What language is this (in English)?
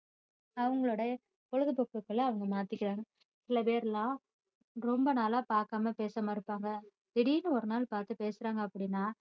Tamil